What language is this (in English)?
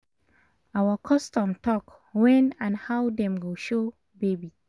Nigerian Pidgin